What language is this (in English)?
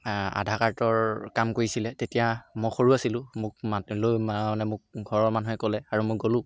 Assamese